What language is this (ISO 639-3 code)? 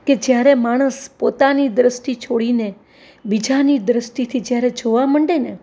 guj